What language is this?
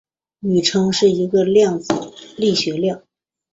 Chinese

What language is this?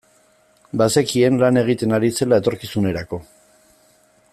Basque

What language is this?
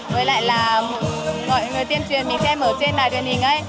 Vietnamese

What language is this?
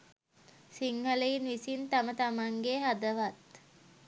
Sinhala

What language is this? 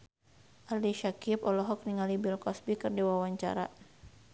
Sundanese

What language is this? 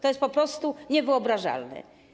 Polish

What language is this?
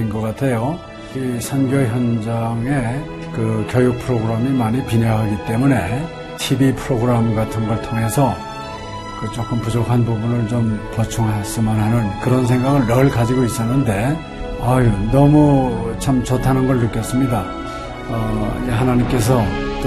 Korean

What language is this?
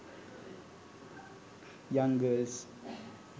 Sinhala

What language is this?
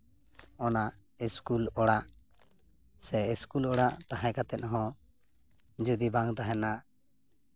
Santali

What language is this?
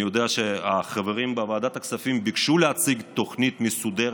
Hebrew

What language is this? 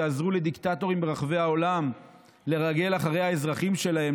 Hebrew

